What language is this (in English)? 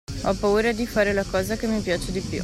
Italian